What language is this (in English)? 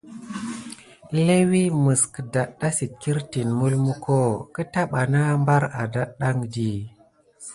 Gidar